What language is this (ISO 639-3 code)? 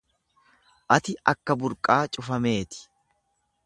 orm